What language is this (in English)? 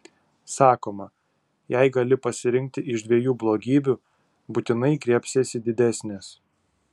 Lithuanian